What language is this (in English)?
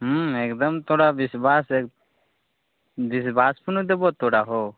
Maithili